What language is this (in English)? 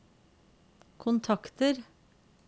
Norwegian